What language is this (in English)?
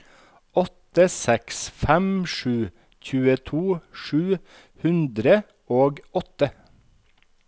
Norwegian